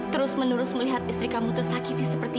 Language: Indonesian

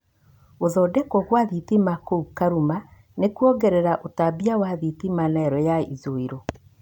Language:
Kikuyu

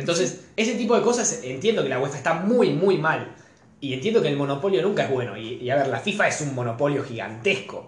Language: Spanish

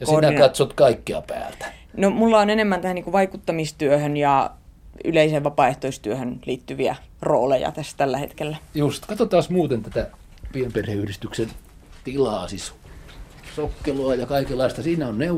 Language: Finnish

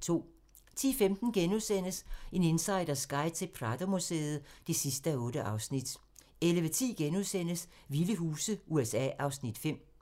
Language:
Danish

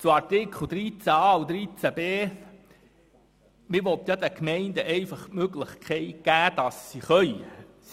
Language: Swiss German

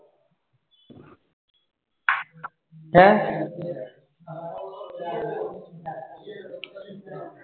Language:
Punjabi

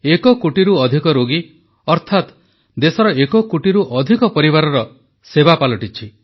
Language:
Odia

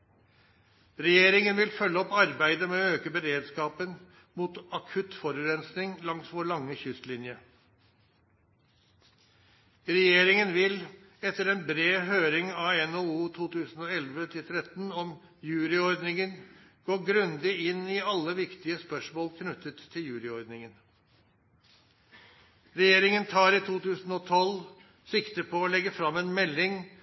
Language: Norwegian Nynorsk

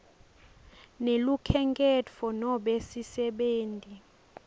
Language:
Swati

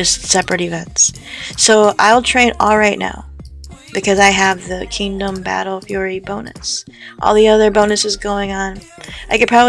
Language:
English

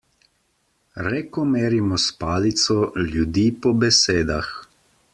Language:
Slovenian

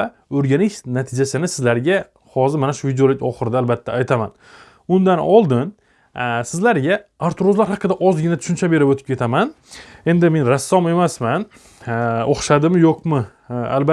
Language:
Turkish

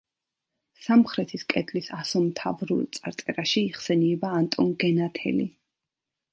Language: Georgian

